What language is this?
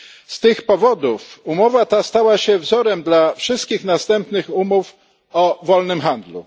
Polish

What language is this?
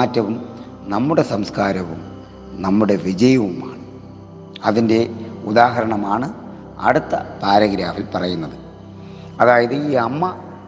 Malayalam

